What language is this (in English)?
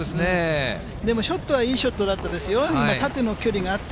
Japanese